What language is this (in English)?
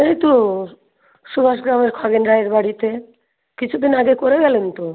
Bangla